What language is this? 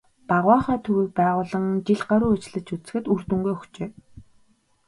Mongolian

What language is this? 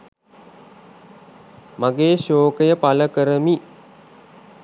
Sinhala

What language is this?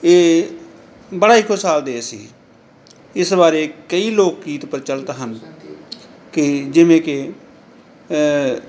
Punjabi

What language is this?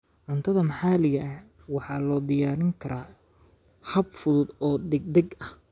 Somali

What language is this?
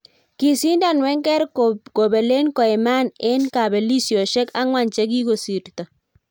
Kalenjin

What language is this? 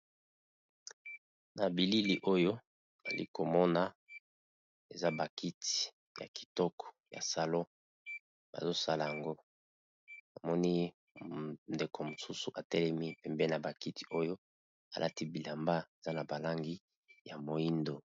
Lingala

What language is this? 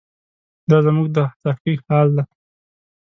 Pashto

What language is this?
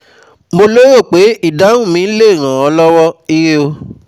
Yoruba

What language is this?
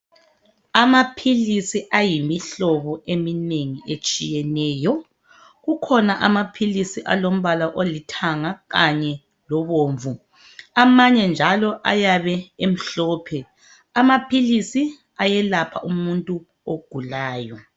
North Ndebele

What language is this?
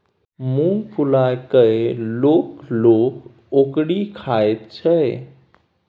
Maithili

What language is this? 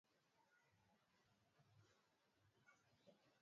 Swahili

